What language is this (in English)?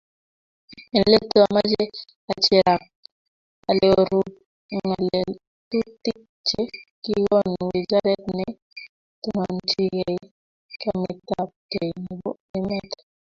Kalenjin